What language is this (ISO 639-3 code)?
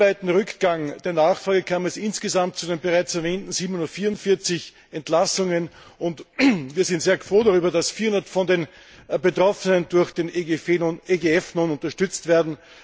deu